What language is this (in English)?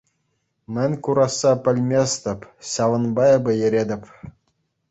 Chuvash